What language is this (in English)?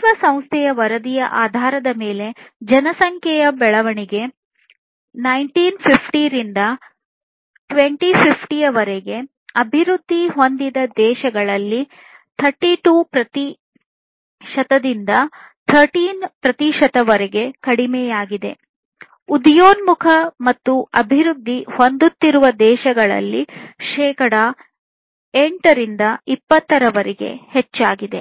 Kannada